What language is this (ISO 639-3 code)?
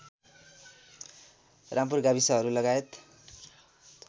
nep